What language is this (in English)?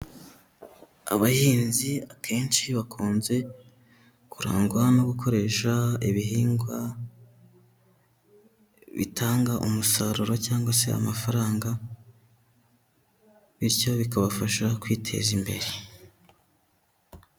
Kinyarwanda